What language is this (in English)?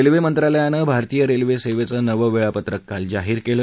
Marathi